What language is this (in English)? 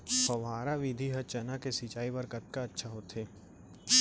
Chhattisgarhi